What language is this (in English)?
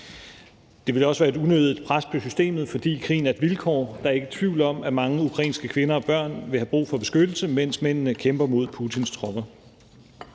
Danish